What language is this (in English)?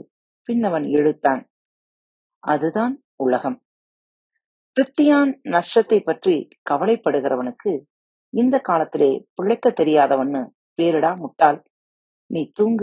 Tamil